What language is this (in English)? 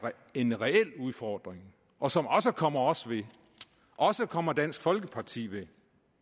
Danish